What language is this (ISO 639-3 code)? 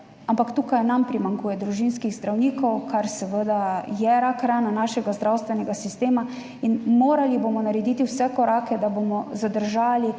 slv